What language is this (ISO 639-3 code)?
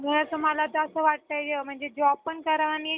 mar